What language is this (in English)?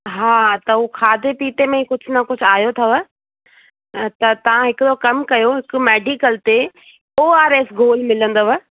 Sindhi